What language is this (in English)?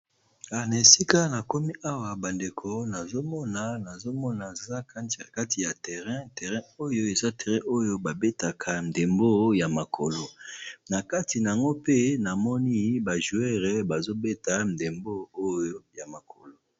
Lingala